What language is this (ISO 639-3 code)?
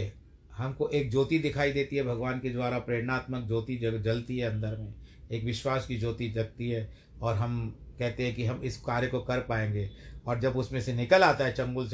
hin